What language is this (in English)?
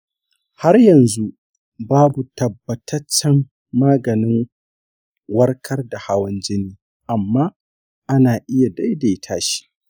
Hausa